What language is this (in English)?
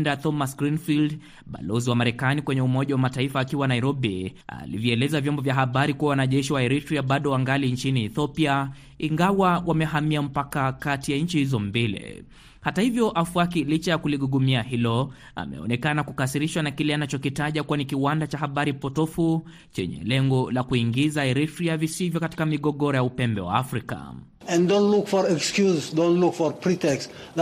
Swahili